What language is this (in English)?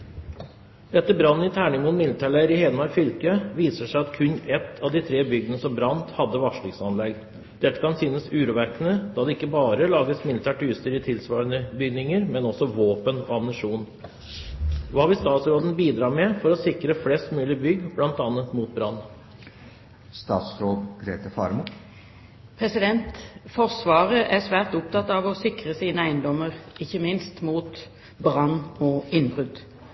Norwegian Bokmål